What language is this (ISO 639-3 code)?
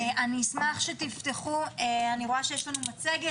heb